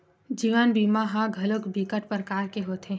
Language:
Chhattisgarhi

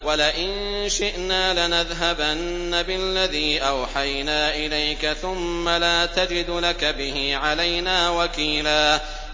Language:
Arabic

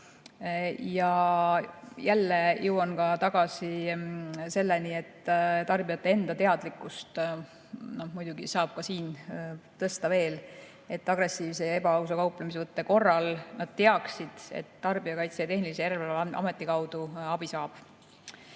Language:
Estonian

